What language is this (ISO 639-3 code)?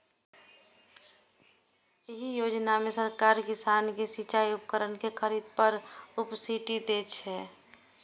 mai